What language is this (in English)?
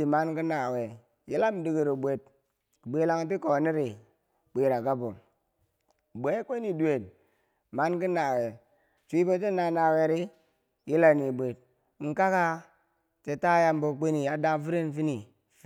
Bangwinji